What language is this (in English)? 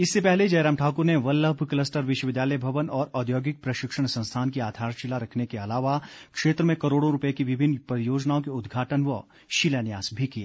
Hindi